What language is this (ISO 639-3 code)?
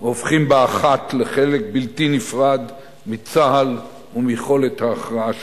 heb